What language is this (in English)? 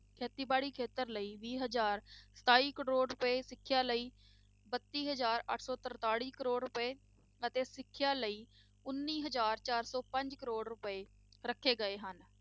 Punjabi